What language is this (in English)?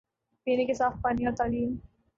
Urdu